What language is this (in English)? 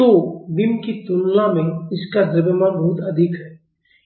Hindi